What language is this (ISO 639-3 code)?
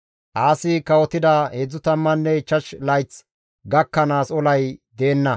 gmv